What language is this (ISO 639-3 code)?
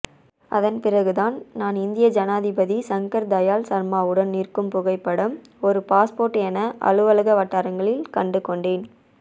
tam